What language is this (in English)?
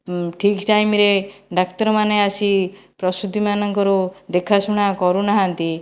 Odia